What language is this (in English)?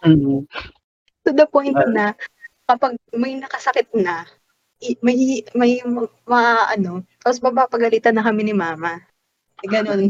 Filipino